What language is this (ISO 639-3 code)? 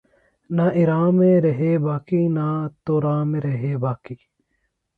urd